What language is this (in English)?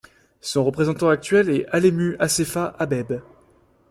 French